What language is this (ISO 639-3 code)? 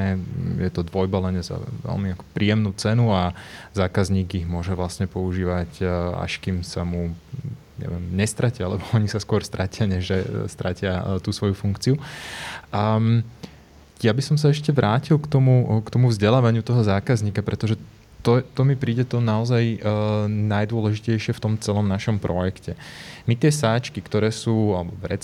slk